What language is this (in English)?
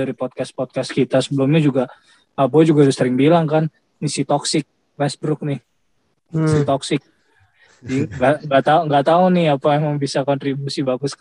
Indonesian